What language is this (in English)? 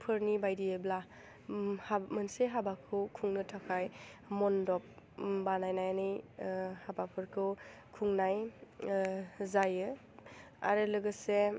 Bodo